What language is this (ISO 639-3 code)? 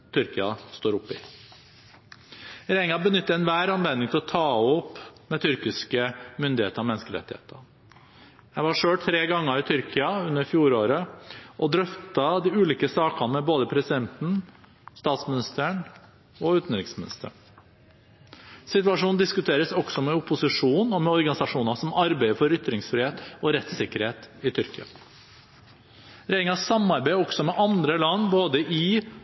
nob